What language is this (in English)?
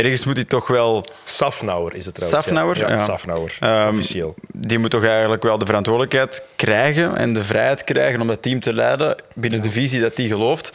Dutch